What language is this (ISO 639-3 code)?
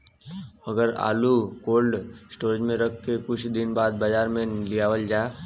bho